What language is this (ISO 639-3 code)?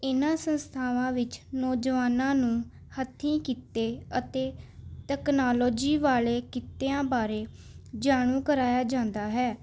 pan